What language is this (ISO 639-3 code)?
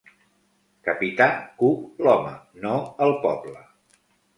cat